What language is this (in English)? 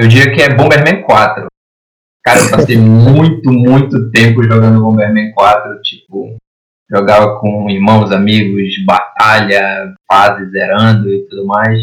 Portuguese